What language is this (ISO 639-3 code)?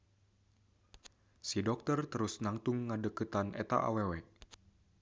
sun